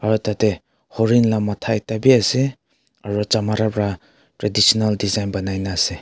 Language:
Naga Pidgin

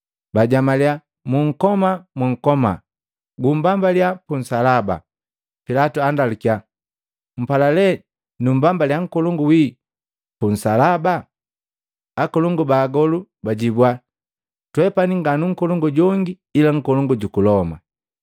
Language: Matengo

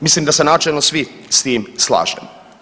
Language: Croatian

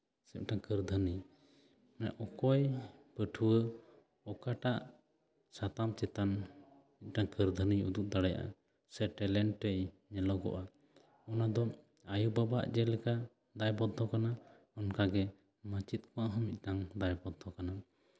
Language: Santali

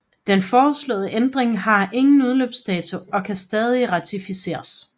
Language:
Danish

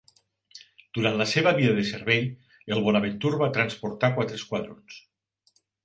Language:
Catalan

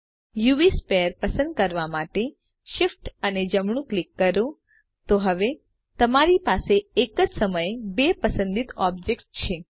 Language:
Gujarati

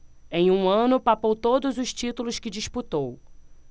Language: Portuguese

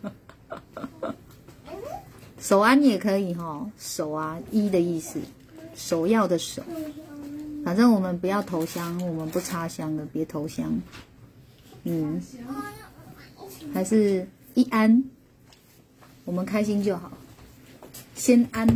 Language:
Chinese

